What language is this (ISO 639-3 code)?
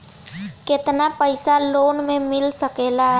bho